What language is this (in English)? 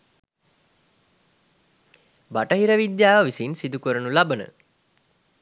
Sinhala